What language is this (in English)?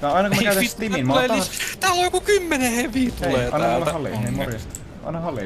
Finnish